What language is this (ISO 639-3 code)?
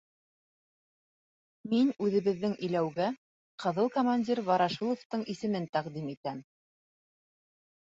bak